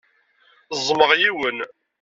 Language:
Kabyle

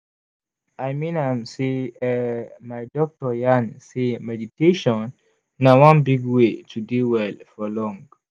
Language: Nigerian Pidgin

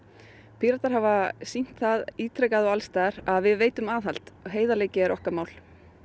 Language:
Icelandic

